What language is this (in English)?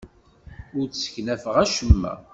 Kabyle